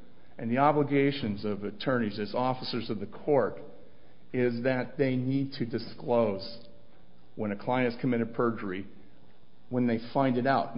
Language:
English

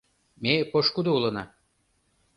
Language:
Mari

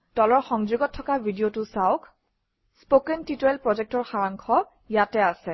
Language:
Assamese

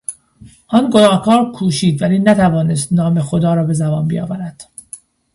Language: Persian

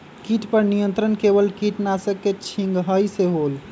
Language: Magahi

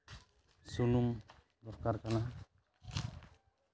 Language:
Santali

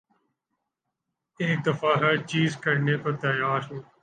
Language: Urdu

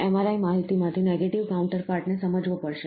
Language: Gujarati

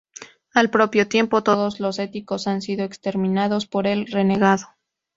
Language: Spanish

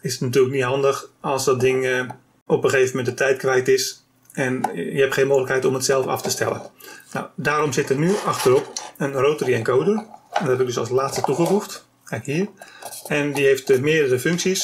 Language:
Dutch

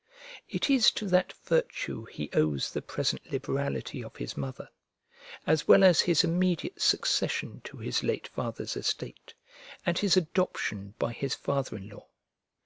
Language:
English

